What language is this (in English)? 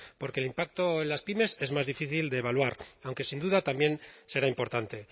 Spanish